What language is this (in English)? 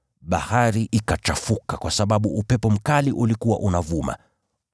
Swahili